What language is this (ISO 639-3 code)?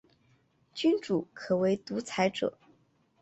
zho